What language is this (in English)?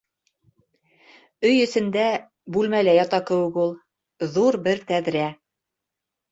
Bashkir